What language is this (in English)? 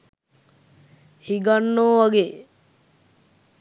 Sinhala